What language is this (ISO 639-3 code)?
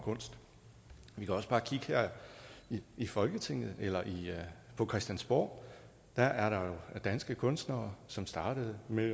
dan